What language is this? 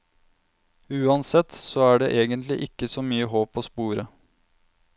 Norwegian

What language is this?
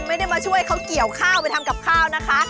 Thai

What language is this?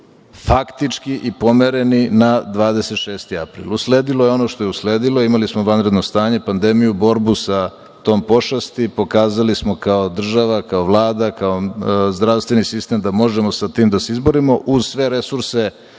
Serbian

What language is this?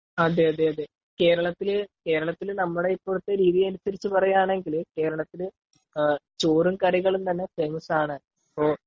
Malayalam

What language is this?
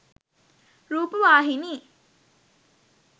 Sinhala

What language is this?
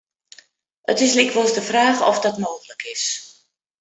Western Frisian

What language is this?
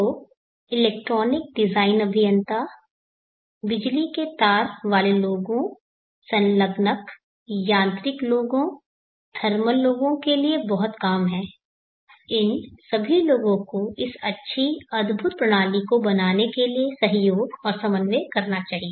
Hindi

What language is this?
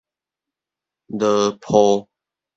Min Nan Chinese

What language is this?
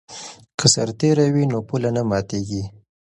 Pashto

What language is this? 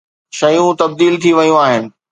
Sindhi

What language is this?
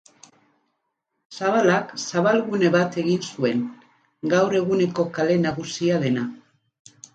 Basque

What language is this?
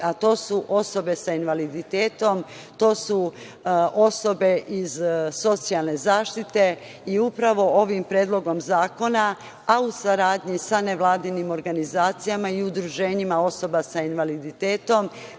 Serbian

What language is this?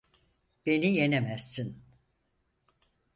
Turkish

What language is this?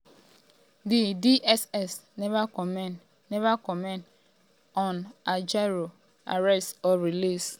Nigerian Pidgin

